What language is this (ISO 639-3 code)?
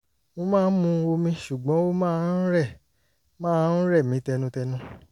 yor